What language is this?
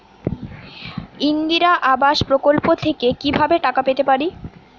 Bangla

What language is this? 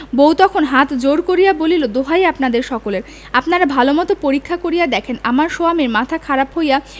Bangla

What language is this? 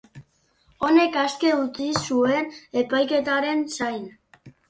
Basque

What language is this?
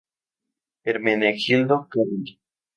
Spanish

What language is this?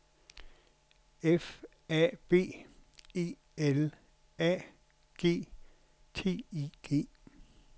Danish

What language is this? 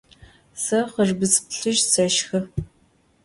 Adyghe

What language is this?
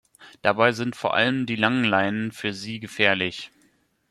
German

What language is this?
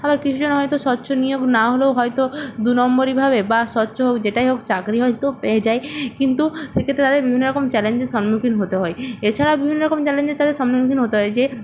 Bangla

